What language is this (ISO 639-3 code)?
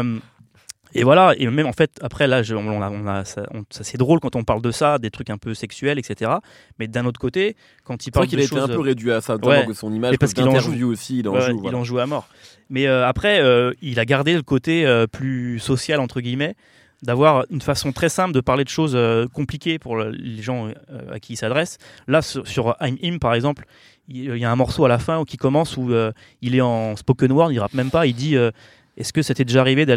fra